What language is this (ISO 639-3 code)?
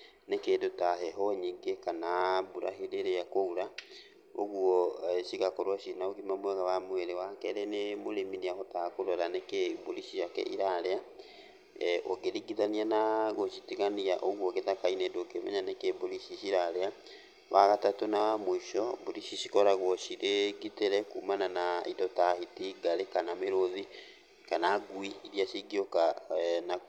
kik